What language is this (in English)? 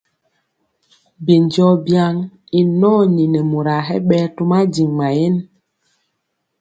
Mpiemo